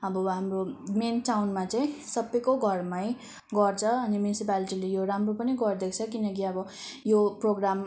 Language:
Nepali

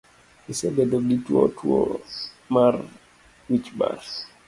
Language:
Luo (Kenya and Tanzania)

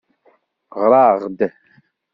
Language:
Kabyle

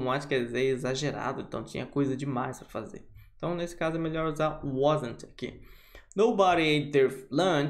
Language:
Portuguese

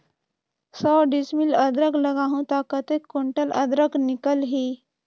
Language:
Chhattisgarhi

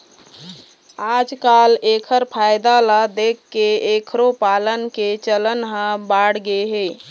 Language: Chhattisgarhi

